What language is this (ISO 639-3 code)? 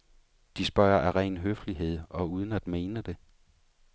dan